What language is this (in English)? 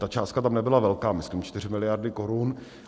Czech